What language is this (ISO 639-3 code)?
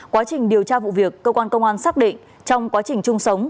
vie